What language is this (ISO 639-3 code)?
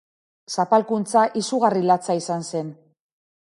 eus